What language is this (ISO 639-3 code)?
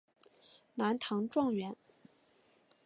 zho